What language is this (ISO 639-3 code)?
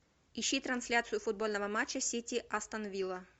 rus